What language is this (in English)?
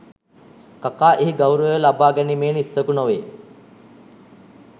Sinhala